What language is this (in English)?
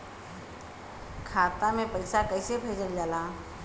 Bhojpuri